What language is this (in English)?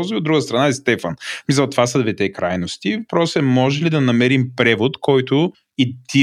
Bulgarian